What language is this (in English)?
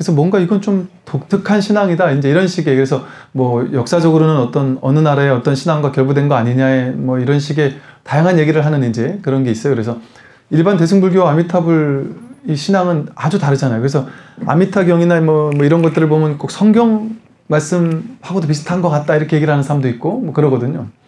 Korean